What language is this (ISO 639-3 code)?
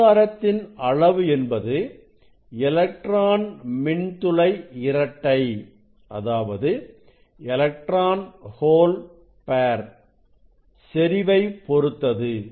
tam